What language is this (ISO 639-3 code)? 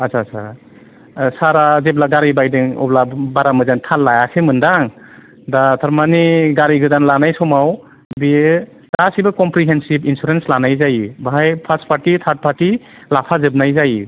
brx